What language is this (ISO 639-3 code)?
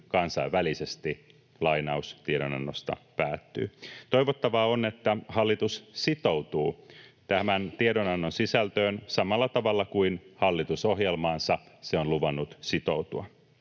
fin